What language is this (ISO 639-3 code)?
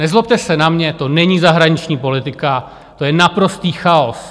ces